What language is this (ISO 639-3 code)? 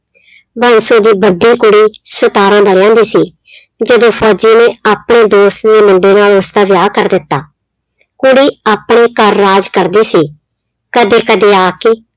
pan